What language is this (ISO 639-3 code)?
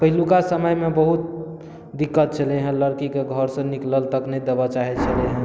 mai